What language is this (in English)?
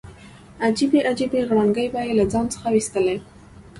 Pashto